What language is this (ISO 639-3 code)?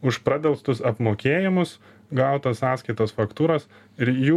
lit